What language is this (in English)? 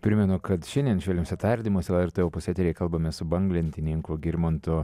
Lithuanian